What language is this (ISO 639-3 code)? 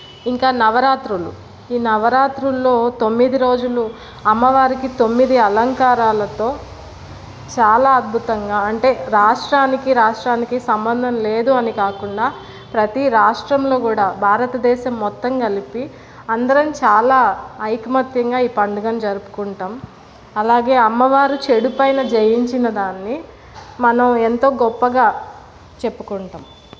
tel